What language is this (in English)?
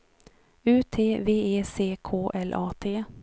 Swedish